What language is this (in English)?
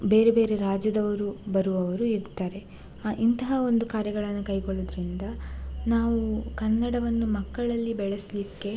Kannada